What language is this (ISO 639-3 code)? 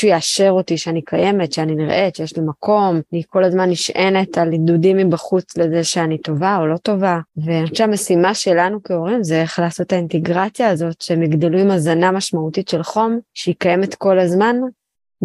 heb